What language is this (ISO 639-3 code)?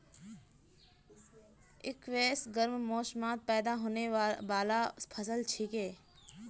mag